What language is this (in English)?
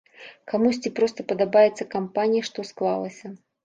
Belarusian